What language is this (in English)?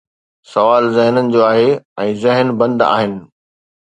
Sindhi